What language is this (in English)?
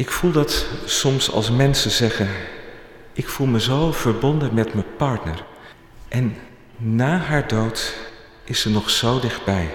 Dutch